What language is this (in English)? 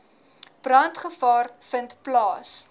Afrikaans